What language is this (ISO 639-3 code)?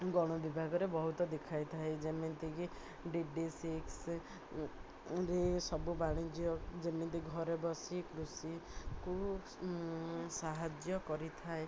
ori